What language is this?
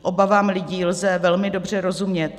Czech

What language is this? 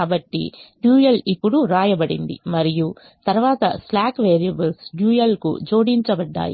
Telugu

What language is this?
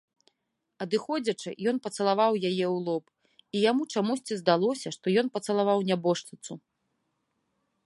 Belarusian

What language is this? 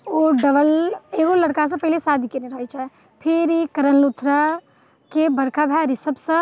Maithili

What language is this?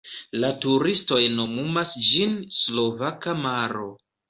Esperanto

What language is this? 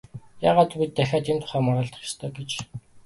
Mongolian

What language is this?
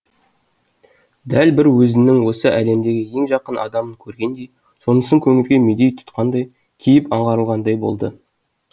Kazakh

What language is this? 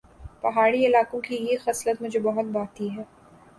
Urdu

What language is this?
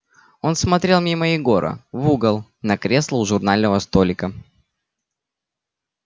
Russian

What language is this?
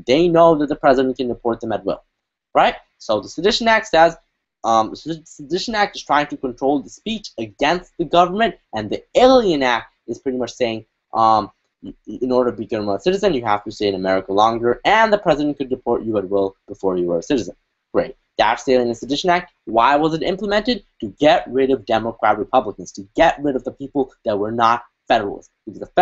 English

